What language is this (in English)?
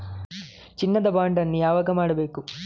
Kannada